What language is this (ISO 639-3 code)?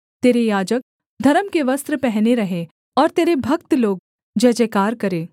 hin